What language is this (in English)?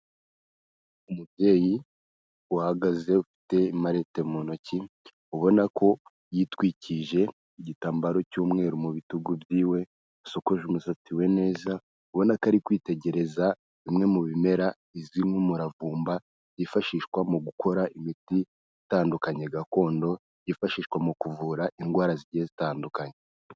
Kinyarwanda